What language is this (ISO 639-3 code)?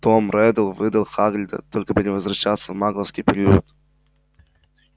rus